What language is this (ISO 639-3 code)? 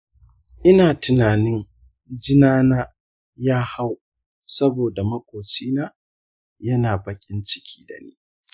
hau